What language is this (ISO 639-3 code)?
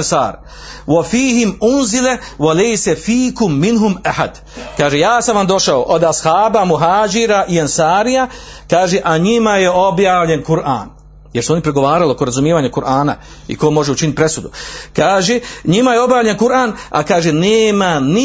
hrv